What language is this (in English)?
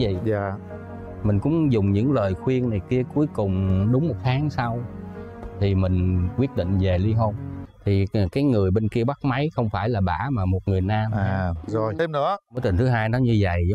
Vietnamese